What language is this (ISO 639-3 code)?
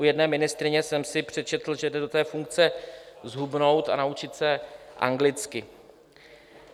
ces